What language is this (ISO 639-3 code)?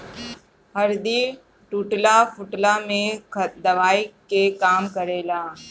bho